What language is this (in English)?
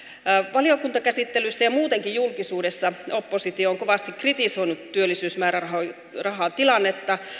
Finnish